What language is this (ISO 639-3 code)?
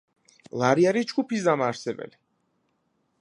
kat